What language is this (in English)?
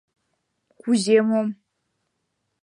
Mari